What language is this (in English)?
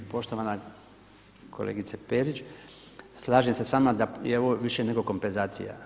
Croatian